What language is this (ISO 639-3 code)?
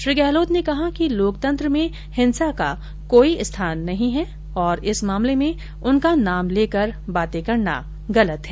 hin